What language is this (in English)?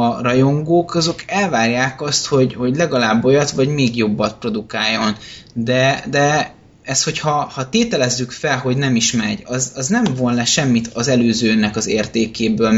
Hungarian